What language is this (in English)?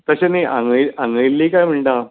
Konkani